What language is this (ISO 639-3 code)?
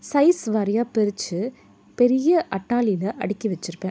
tam